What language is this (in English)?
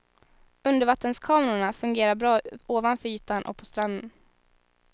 Swedish